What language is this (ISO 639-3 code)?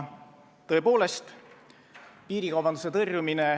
est